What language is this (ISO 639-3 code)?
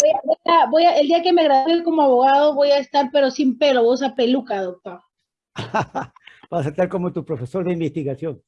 spa